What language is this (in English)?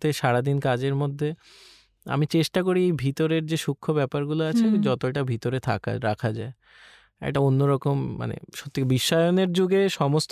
Bangla